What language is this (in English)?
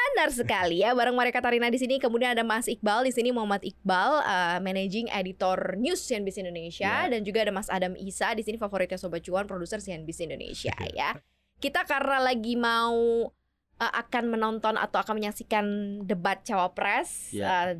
Indonesian